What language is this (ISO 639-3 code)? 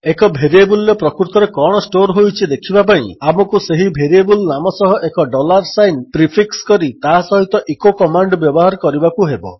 ori